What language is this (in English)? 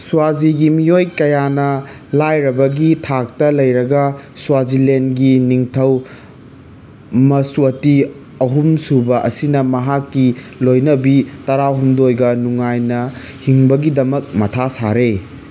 Manipuri